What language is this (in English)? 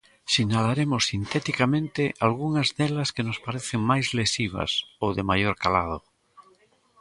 Galician